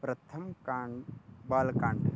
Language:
Sanskrit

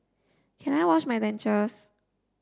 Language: English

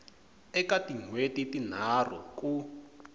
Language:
Tsonga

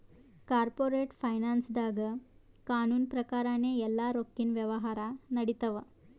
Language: Kannada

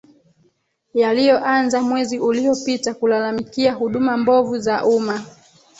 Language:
Swahili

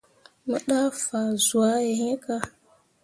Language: Mundang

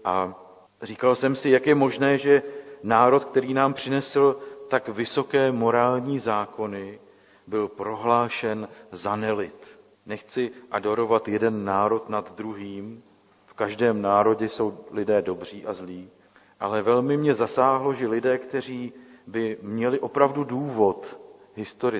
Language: Czech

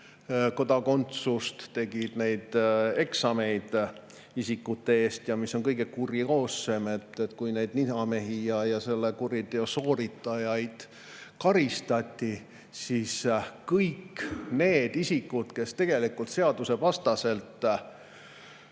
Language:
Estonian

